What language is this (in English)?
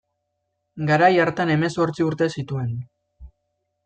Basque